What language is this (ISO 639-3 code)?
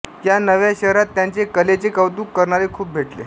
mar